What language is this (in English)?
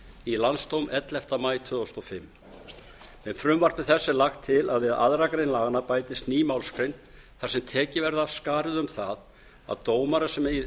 Icelandic